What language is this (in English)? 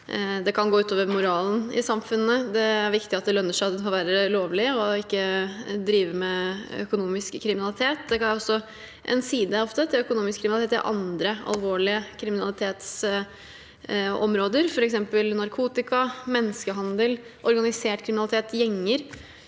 Norwegian